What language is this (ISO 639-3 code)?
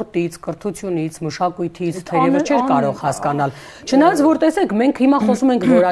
ron